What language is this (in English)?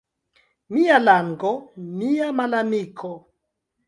Esperanto